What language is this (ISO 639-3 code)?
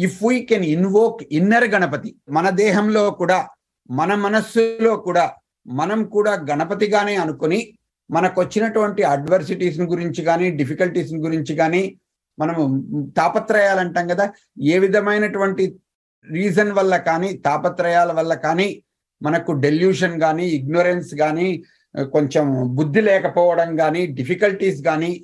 tel